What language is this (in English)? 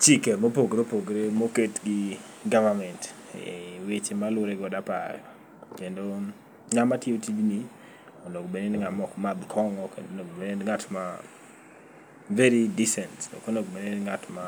Luo (Kenya and Tanzania)